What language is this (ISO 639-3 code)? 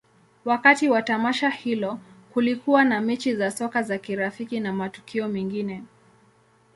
swa